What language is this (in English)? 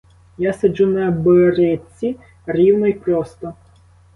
Ukrainian